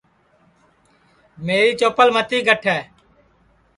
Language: Sansi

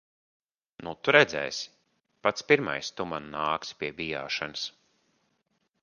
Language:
Latvian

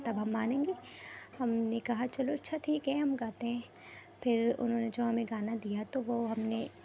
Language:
Urdu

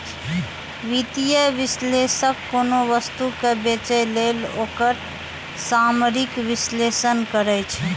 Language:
Maithili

